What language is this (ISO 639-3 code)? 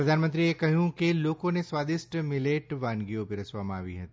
guj